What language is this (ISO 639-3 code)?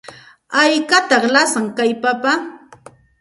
qxt